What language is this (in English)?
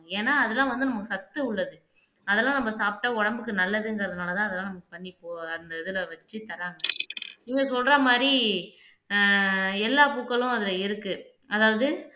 Tamil